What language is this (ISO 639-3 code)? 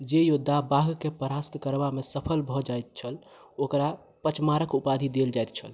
mai